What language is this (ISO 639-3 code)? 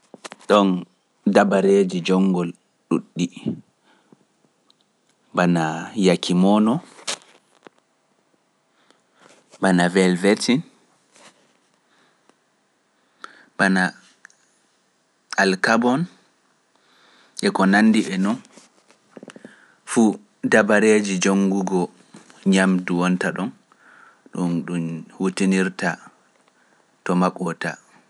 fuf